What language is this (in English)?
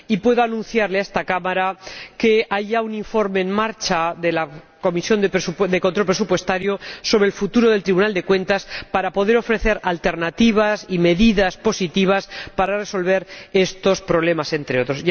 Spanish